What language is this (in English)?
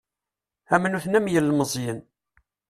Kabyle